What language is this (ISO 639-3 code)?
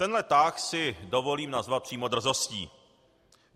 ces